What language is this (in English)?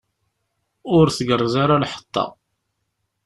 Kabyle